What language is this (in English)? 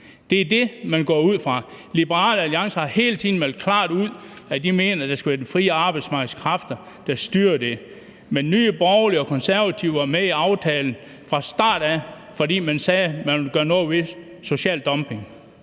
Danish